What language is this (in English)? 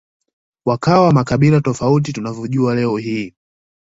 Swahili